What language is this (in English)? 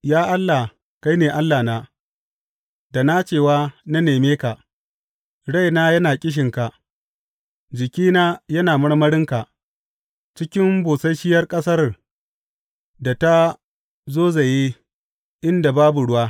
Hausa